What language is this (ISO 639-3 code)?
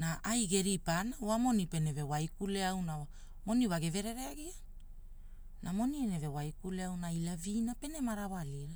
hul